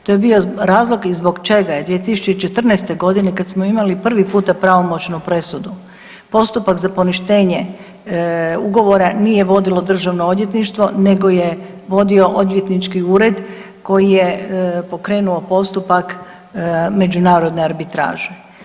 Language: Croatian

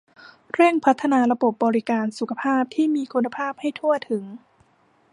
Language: Thai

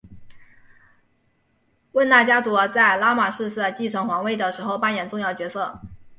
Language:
Chinese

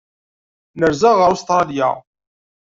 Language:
Kabyle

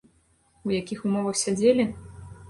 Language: Belarusian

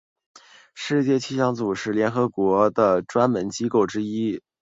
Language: Chinese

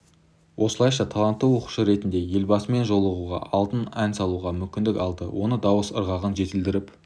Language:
Kazakh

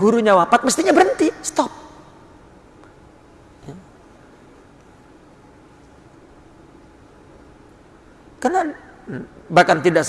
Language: Indonesian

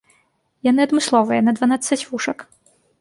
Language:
Belarusian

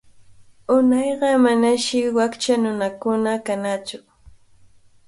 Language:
Cajatambo North Lima Quechua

